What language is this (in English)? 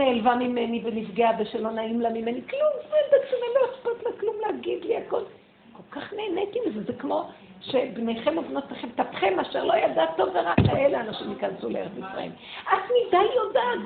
Hebrew